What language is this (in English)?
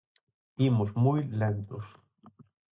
Galician